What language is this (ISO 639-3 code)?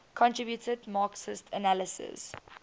eng